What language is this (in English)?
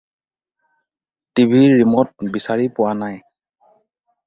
Assamese